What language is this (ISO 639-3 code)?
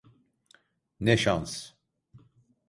tur